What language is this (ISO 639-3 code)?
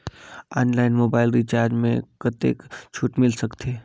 hne